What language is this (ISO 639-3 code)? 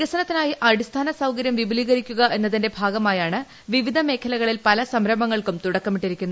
mal